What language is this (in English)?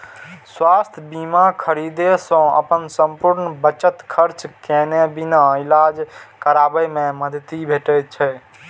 Maithili